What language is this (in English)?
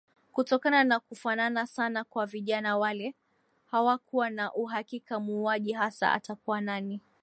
Swahili